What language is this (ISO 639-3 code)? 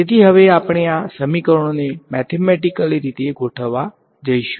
guj